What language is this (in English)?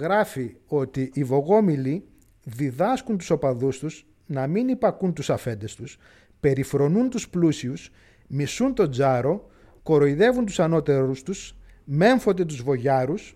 Greek